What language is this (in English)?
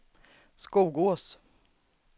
Swedish